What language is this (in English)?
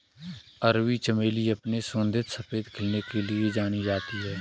Hindi